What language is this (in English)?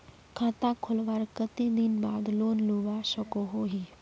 Magahi